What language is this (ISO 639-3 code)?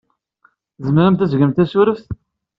kab